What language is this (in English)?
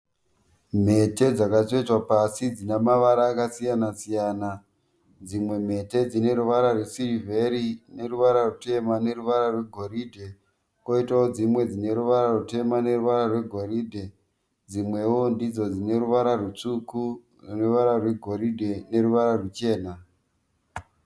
Shona